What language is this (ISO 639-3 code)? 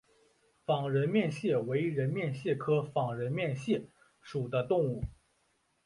zho